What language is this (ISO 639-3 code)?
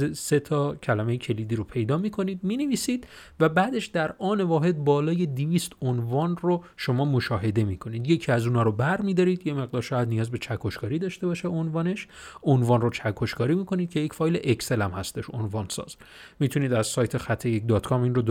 fas